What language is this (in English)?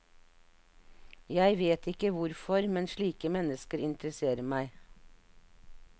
Norwegian